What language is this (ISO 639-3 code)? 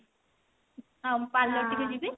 ori